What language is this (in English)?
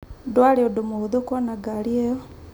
Kikuyu